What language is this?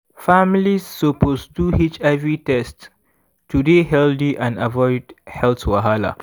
Nigerian Pidgin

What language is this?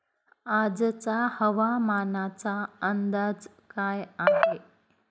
Marathi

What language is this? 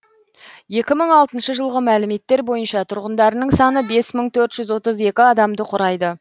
Kazakh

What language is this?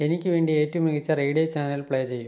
Malayalam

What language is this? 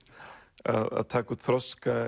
Icelandic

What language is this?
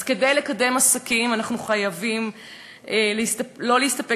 Hebrew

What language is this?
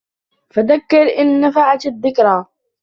Arabic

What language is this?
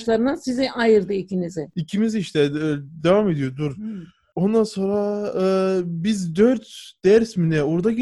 Turkish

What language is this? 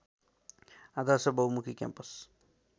Nepali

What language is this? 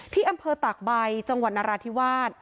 Thai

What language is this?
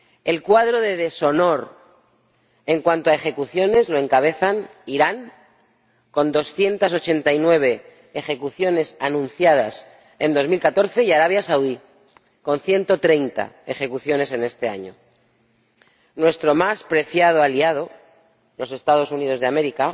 Spanish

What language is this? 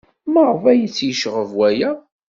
Kabyle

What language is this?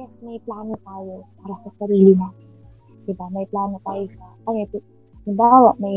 Filipino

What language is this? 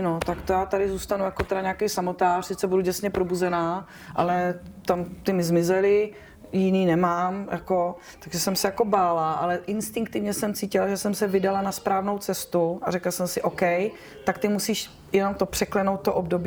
Czech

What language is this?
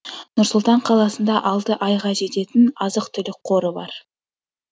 Kazakh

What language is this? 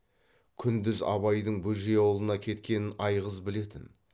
Kazakh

